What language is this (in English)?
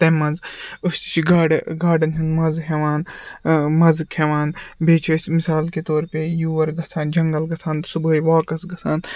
Kashmiri